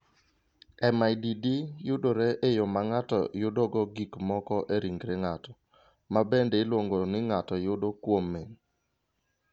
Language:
Luo (Kenya and Tanzania)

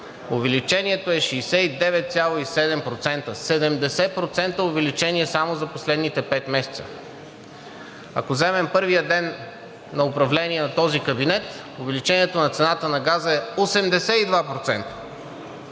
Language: Bulgarian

